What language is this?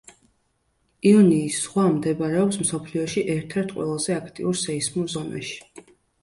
Georgian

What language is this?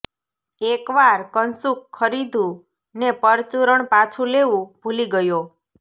Gujarati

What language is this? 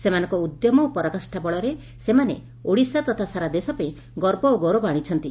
Odia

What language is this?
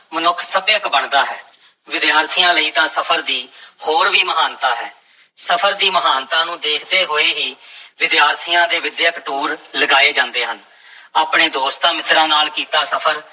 Punjabi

